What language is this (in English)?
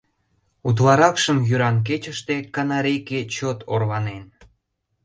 Mari